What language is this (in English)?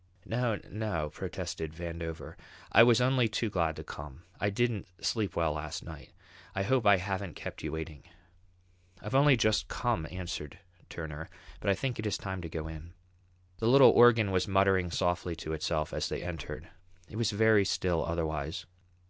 English